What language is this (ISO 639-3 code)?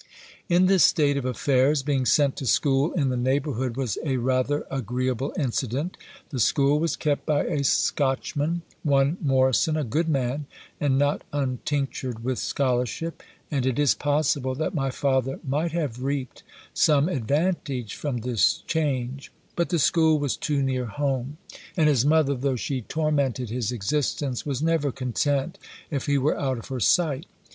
eng